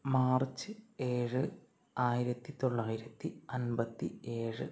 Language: Malayalam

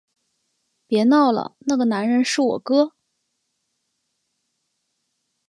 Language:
Chinese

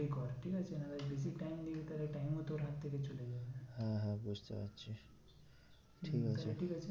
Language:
Bangla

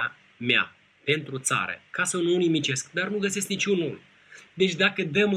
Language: Romanian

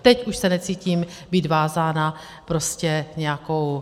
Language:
Czech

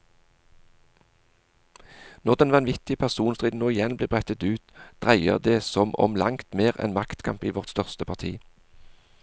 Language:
Norwegian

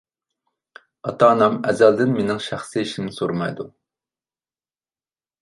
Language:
Uyghur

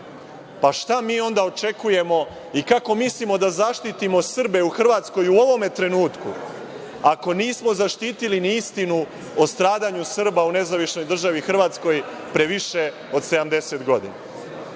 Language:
Serbian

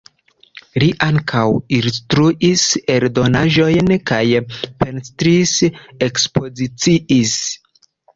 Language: Esperanto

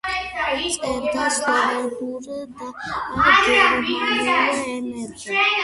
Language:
Georgian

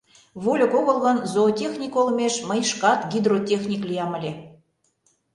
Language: Mari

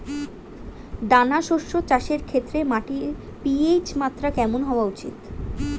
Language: Bangla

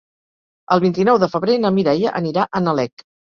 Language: Catalan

